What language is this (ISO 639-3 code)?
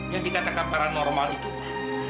ind